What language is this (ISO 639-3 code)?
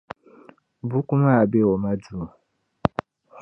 dag